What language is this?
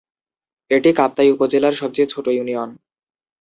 Bangla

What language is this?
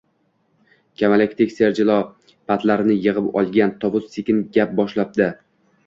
Uzbek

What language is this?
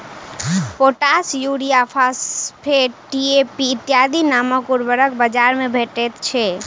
Maithili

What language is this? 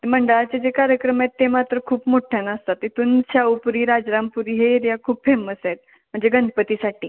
Marathi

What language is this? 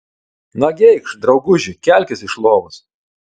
Lithuanian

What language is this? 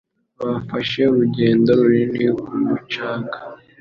Kinyarwanda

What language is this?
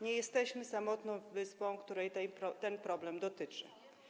Polish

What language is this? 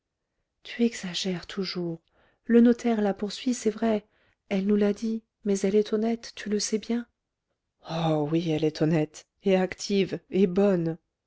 French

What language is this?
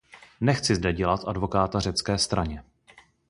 Czech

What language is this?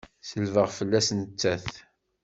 Kabyle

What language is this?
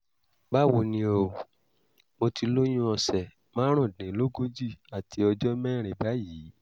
Yoruba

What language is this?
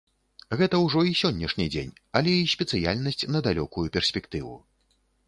Belarusian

